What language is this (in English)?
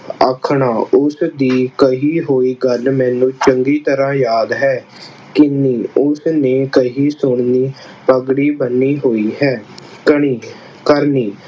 Punjabi